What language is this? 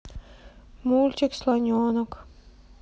Russian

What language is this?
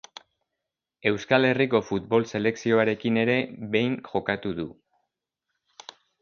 Basque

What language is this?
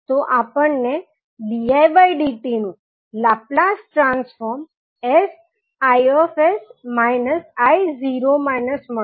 Gujarati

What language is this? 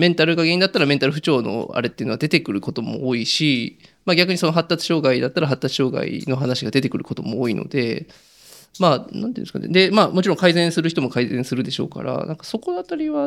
Japanese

